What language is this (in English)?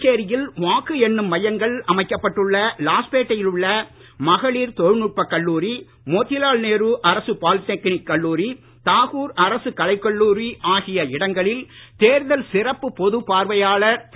Tamil